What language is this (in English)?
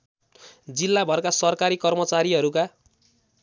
Nepali